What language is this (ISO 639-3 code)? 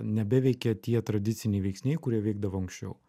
lit